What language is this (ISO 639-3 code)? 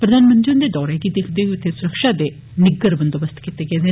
doi